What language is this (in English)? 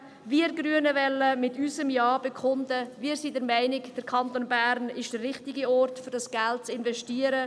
Swiss German